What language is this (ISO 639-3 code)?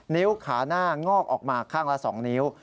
tha